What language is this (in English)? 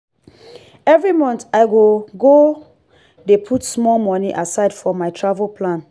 Nigerian Pidgin